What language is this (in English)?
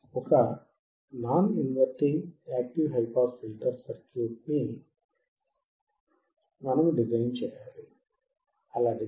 Telugu